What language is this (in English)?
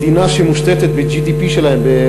Hebrew